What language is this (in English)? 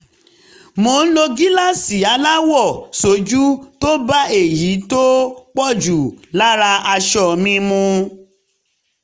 Yoruba